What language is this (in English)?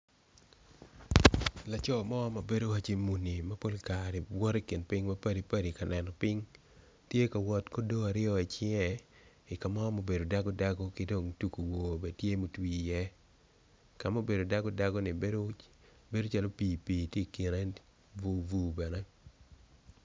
Acoli